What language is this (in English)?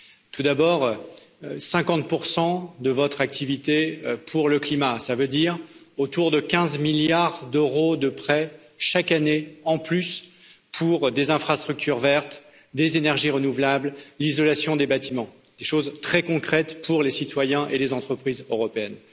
French